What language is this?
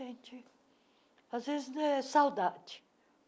Portuguese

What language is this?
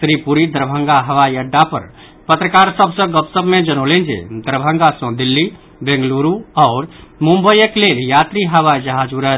Maithili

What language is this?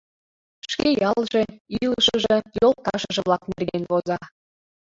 Mari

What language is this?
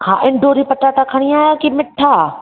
Sindhi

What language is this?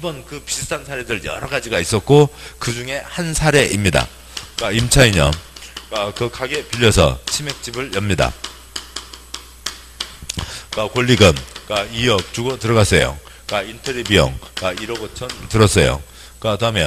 Korean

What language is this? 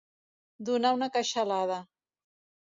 Catalan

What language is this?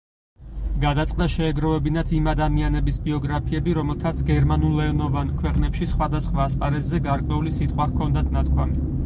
Georgian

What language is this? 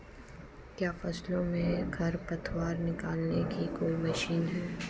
Hindi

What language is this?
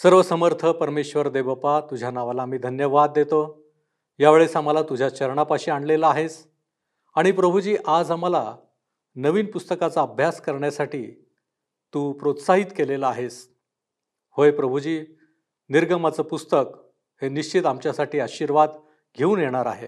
Marathi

